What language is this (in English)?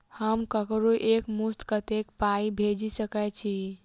Maithili